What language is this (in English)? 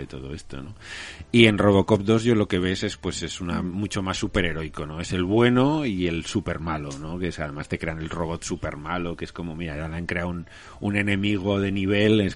Spanish